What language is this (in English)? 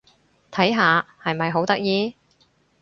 Cantonese